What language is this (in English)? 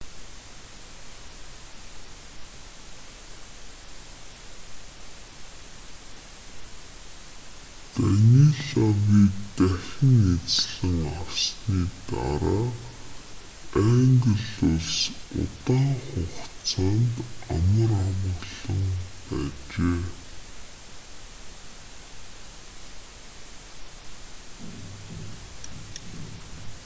Mongolian